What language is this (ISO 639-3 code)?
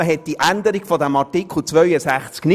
gsw